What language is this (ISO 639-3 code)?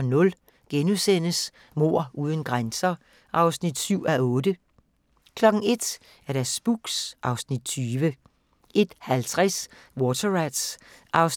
dan